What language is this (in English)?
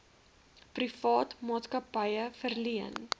Afrikaans